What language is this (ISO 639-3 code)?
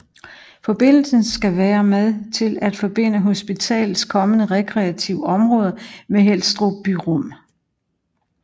dan